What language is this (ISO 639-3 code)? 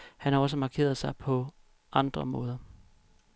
dan